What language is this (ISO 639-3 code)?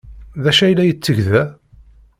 kab